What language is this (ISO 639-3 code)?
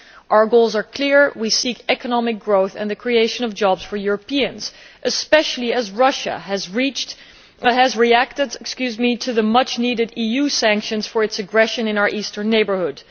eng